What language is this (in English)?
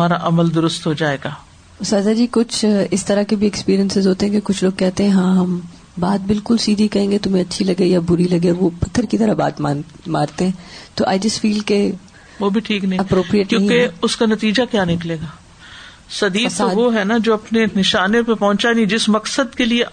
Urdu